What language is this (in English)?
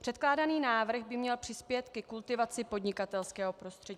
Czech